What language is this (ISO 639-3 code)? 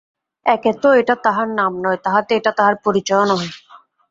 ben